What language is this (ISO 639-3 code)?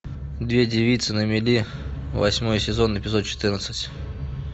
rus